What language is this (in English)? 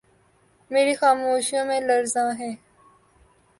Urdu